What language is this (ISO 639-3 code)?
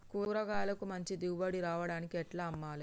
tel